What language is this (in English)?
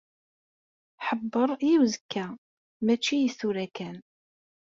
Kabyle